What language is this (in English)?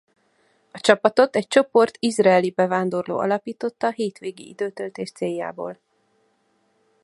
Hungarian